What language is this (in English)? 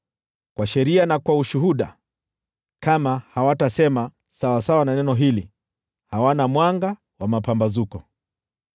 Swahili